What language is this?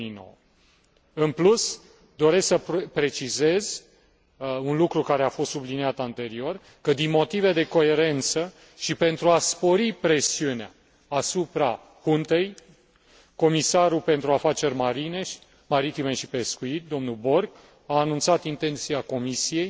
Romanian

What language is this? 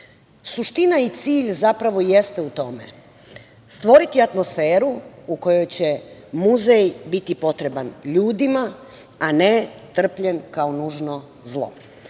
Serbian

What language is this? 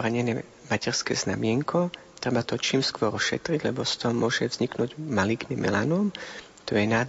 Slovak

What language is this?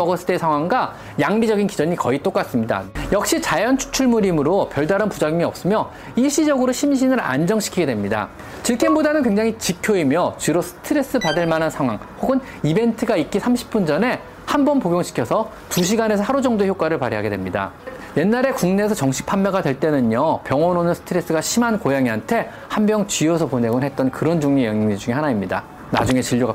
Korean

